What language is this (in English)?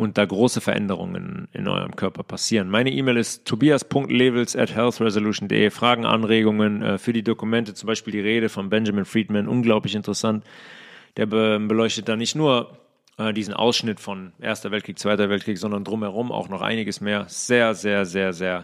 German